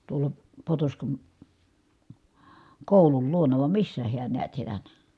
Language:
Finnish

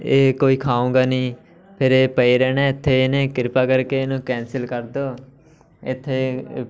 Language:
Punjabi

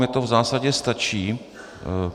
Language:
Czech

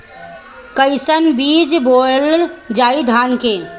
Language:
Bhojpuri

